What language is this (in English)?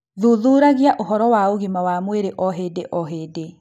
Kikuyu